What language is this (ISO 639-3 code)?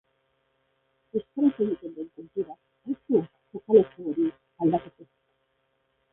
eus